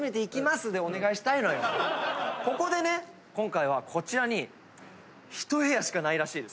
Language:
Japanese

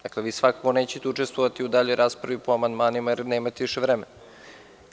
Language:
Serbian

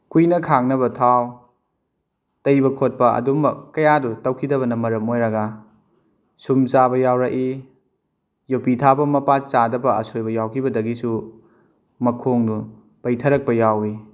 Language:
Manipuri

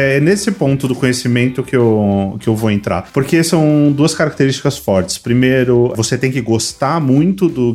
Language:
Portuguese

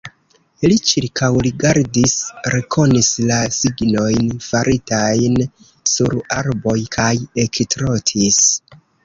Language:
Esperanto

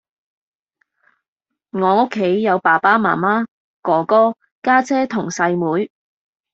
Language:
Cantonese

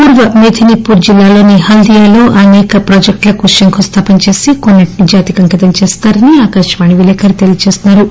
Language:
Telugu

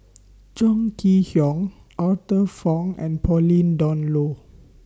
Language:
English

